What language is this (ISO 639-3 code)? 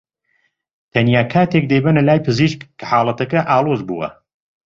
ckb